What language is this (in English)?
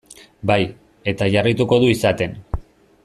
Basque